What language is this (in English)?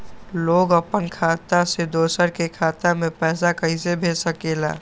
Magahi